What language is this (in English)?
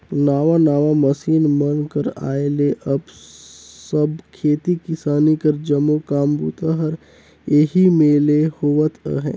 Chhattisgarhi